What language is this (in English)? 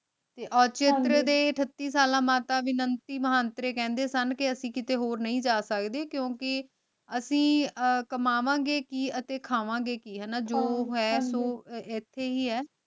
Punjabi